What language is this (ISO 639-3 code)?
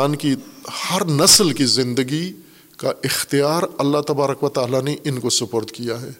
urd